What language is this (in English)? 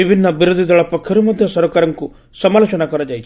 Odia